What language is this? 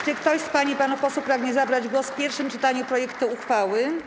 Polish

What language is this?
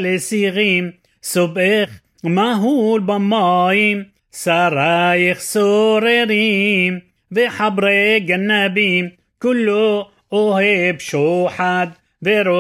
Hebrew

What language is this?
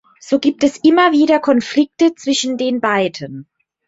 German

